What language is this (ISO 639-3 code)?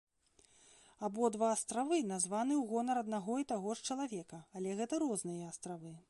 bel